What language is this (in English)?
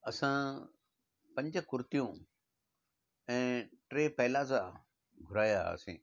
Sindhi